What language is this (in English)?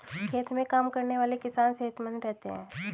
Hindi